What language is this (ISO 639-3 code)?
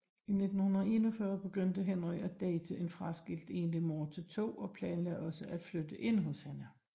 dan